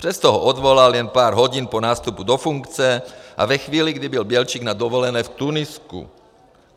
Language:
Czech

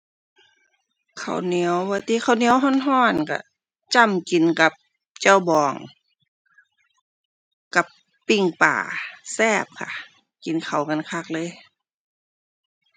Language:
Thai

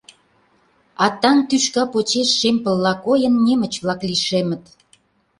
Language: Mari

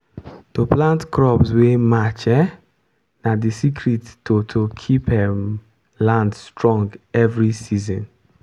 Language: Nigerian Pidgin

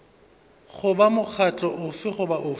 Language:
Northern Sotho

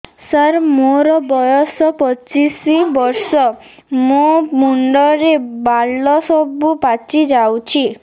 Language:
Odia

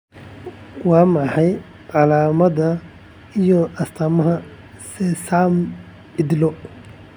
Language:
Somali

